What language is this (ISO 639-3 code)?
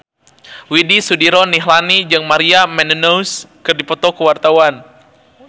sun